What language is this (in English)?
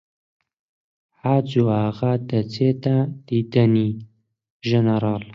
Central Kurdish